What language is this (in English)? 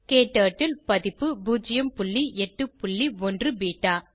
Tamil